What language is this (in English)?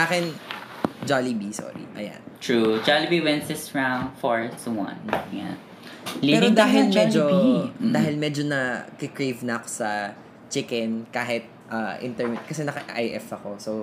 Filipino